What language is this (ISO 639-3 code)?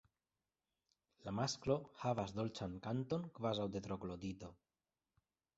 epo